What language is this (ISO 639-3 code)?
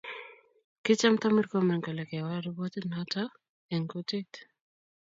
kln